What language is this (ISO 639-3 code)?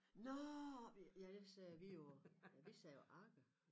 dan